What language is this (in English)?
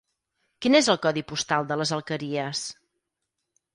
Catalan